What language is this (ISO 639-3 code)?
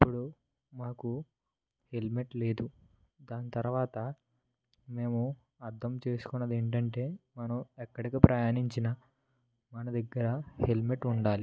tel